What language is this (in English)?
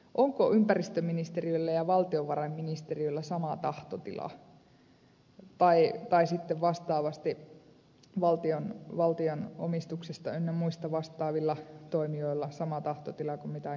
Finnish